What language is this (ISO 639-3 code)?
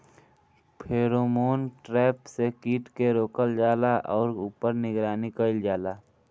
bho